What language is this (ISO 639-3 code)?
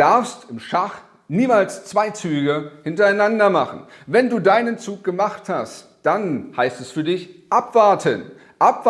deu